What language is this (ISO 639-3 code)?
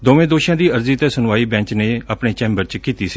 pan